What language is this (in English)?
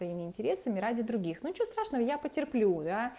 Russian